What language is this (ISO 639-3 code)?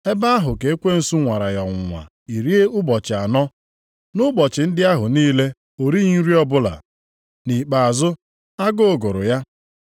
ibo